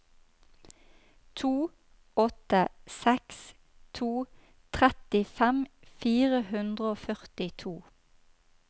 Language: Norwegian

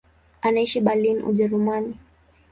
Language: Swahili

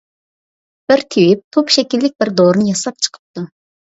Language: Uyghur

